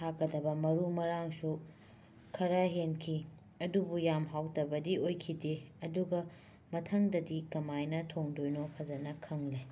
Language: Manipuri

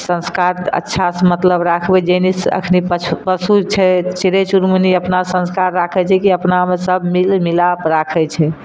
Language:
Maithili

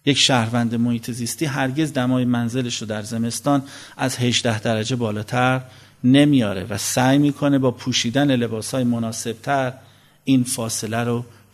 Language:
Persian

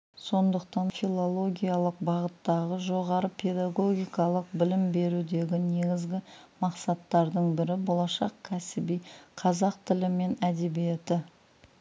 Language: Kazakh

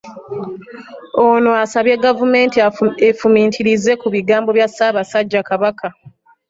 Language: Ganda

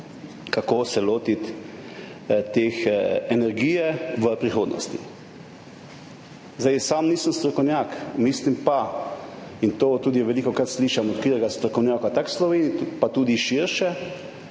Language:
Slovenian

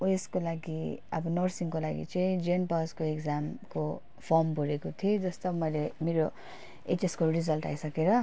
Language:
Nepali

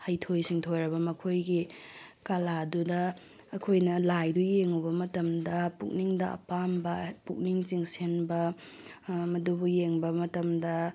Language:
Manipuri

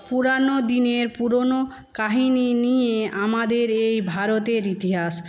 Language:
Bangla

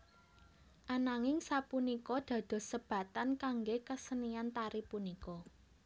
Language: Javanese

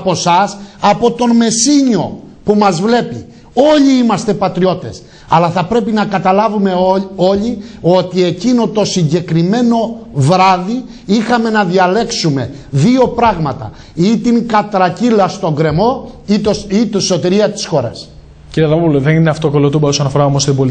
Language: Greek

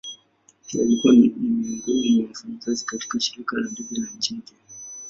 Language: Swahili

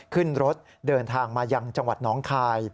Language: Thai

